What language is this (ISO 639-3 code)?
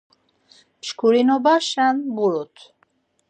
lzz